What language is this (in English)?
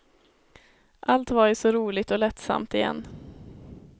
Swedish